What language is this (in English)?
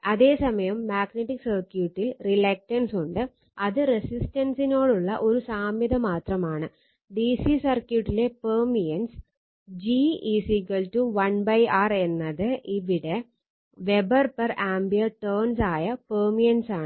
Malayalam